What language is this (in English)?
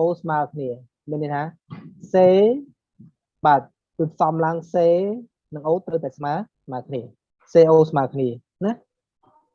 Vietnamese